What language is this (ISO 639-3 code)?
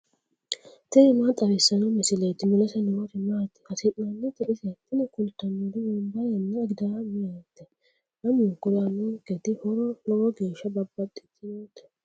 sid